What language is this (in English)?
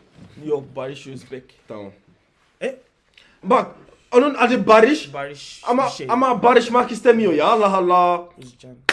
Turkish